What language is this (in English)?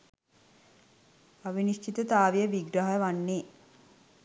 Sinhala